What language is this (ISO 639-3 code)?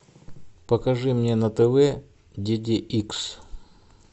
rus